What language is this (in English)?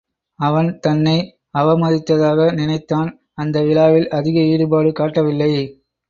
Tamil